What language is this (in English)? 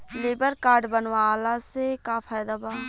Bhojpuri